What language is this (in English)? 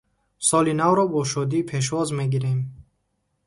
Tajik